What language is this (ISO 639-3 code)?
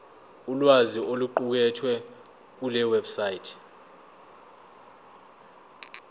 zul